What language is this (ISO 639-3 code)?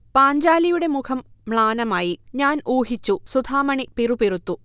mal